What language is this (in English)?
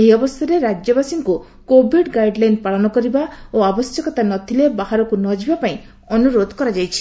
Odia